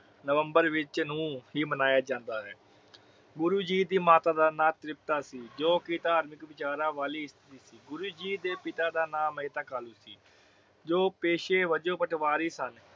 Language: Punjabi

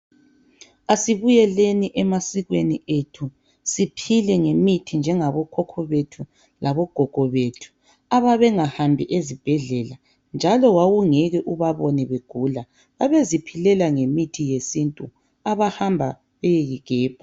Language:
North Ndebele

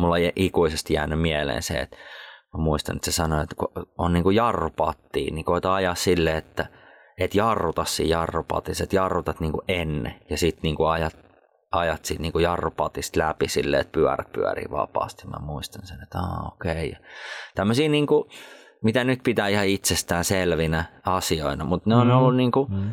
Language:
Finnish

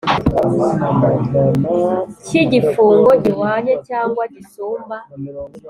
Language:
Kinyarwanda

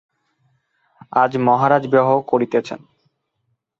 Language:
Bangla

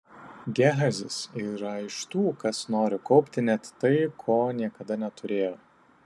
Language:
Lithuanian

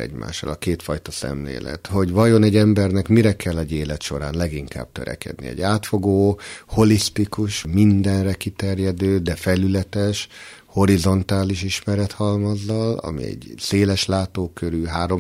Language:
Hungarian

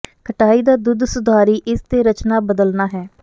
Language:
Punjabi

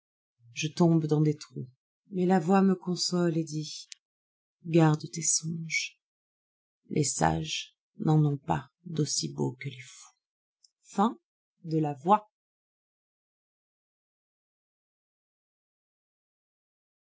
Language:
French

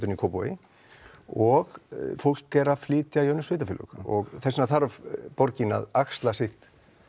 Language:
Icelandic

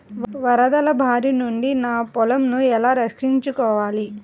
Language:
Telugu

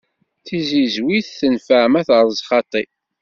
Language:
Kabyle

